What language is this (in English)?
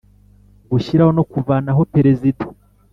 Kinyarwanda